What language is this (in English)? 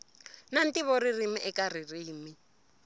Tsonga